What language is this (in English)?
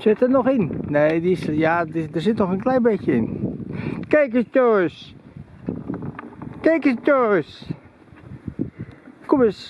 Dutch